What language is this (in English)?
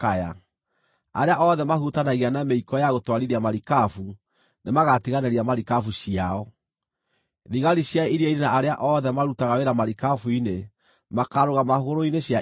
Kikuyu